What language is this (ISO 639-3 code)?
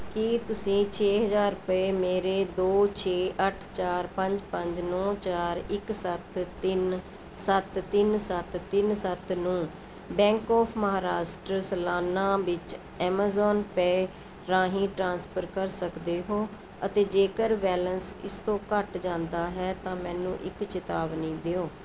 pan